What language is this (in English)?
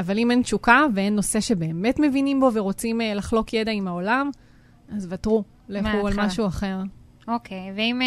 Hebrew